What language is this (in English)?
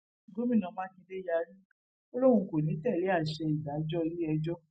Yoruba